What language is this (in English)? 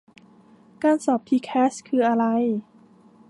Thai